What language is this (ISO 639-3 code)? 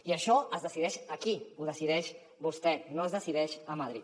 cat